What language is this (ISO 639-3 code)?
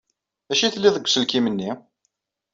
kab